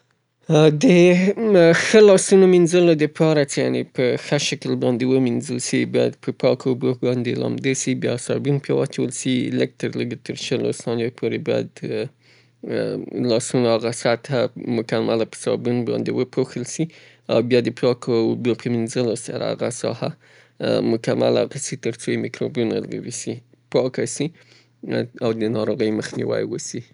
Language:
Southern Pashto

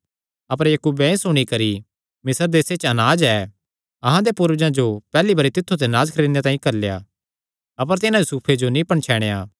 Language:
Kangri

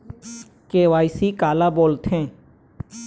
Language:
Chhattisgarhi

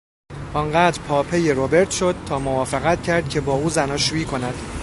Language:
Persian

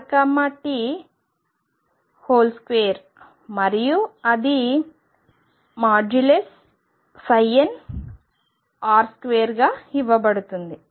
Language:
Telugu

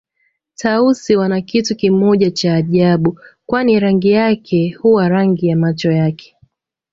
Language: Swahili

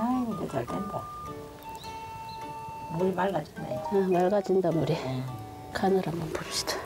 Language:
Korean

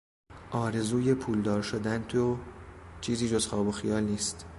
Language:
Persian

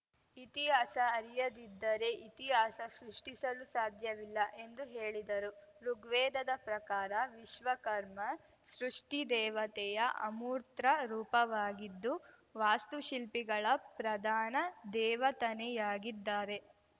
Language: Kannada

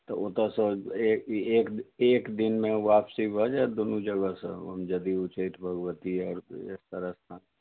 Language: Maithili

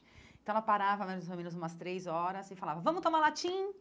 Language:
Portuguese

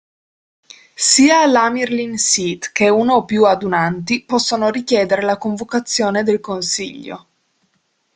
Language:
Italian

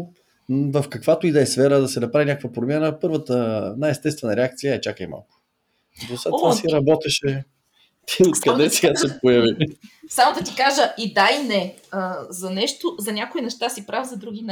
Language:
Bulgarian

